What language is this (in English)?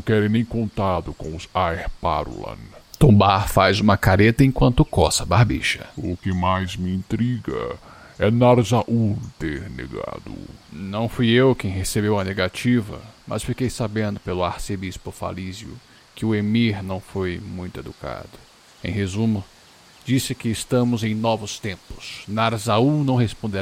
Portuguese